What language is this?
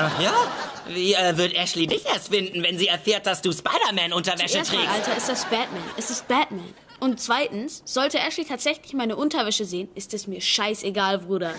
German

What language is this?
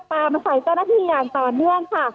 Thai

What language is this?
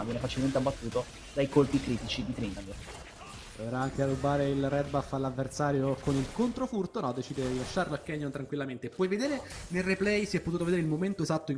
Italian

